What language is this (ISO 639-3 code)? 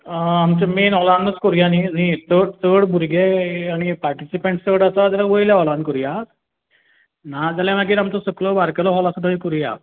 kok